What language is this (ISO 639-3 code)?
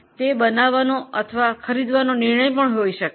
guj